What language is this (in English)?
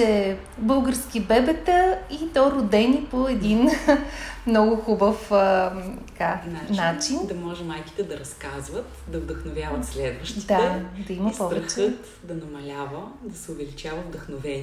Bulgarian